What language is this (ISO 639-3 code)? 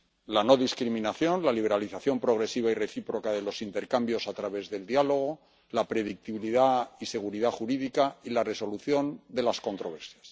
spa